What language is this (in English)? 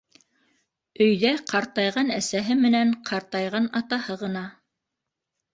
Bashkir